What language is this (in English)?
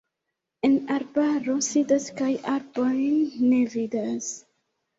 Esperanto